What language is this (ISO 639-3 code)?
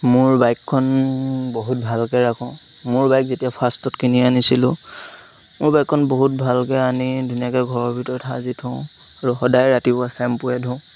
asm